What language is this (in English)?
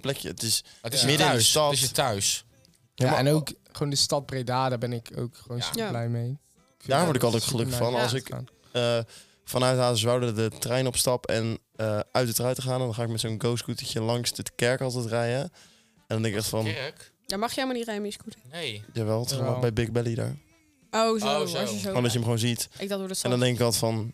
Dutch